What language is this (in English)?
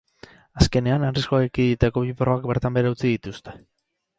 Basque